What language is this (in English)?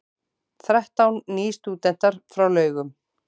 Icelandic